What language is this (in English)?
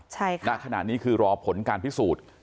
Thai